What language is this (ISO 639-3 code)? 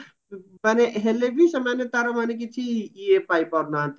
ori